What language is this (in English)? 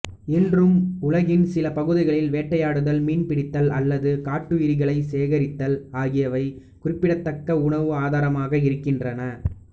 Tamil